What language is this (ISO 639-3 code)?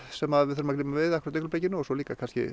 isl